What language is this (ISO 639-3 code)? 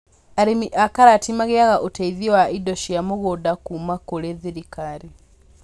kik